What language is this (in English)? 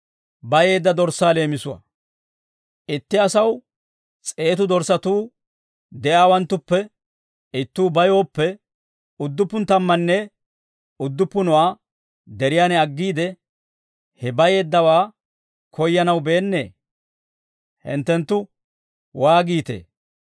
Dawro